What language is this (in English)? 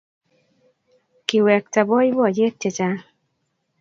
Kalenjin